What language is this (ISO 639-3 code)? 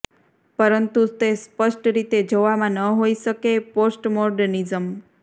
guj